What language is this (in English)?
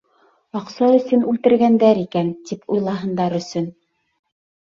Bashkir